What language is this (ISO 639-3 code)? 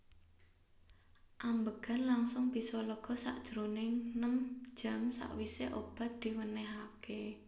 jav